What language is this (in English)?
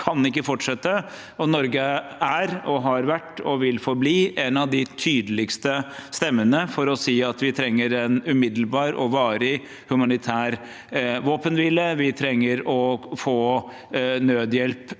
Norwegian